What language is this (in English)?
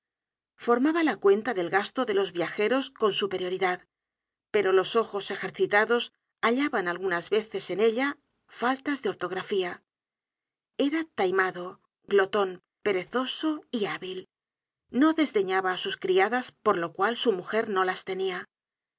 Spanish